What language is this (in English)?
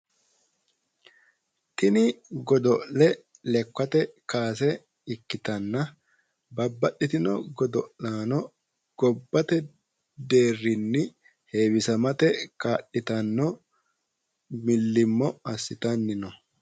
Sidamo